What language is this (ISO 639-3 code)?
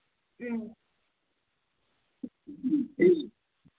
mni